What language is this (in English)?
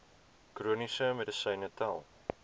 Afrikaans